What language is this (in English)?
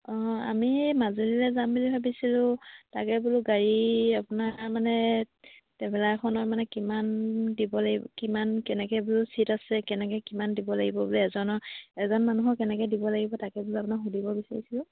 Assamese